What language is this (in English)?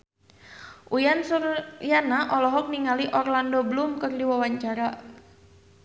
Sundanese